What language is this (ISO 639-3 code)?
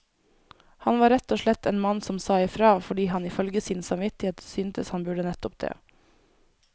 nor